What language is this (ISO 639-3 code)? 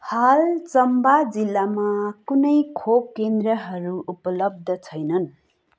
nep